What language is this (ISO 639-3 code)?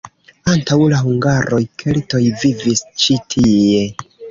epo